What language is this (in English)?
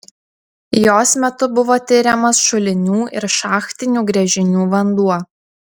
Lithuanian